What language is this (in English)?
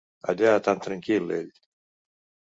Catalan